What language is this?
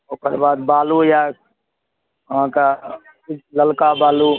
Maithili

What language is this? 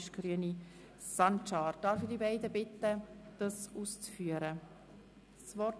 Swiss German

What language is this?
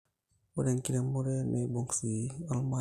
Masai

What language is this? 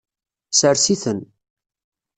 Kabyle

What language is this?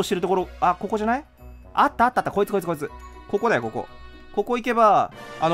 Japanese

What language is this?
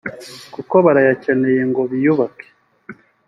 Kinyarwanda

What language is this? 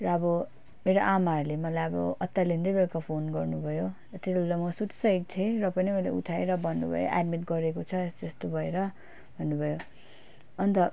Nepali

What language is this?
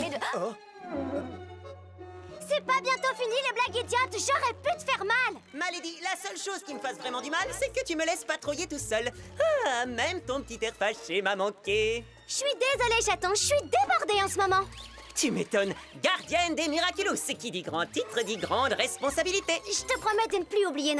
French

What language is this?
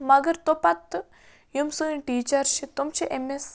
Kashmiri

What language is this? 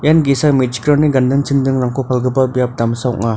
Garo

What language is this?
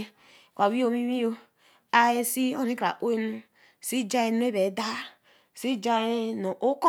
Eleme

